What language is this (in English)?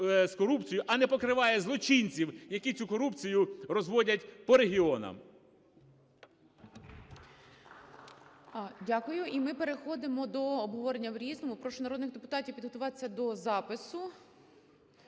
Ukrainian